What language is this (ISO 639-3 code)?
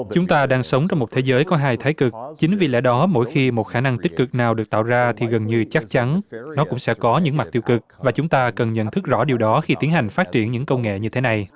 vie